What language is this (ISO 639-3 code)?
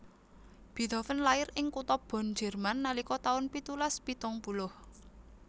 jav